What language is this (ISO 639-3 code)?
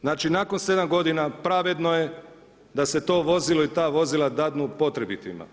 hrv